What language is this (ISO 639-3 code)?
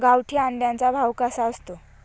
mar